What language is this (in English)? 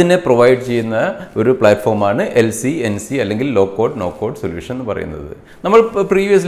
Malayalam